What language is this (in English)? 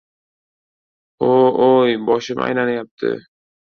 Uzbek